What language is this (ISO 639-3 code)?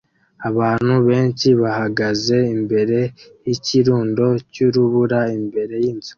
kin